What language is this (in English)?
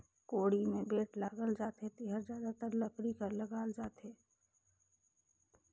Chhattisgarhi